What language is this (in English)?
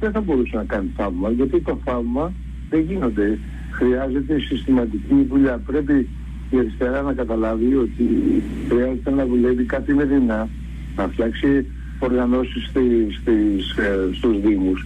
Greek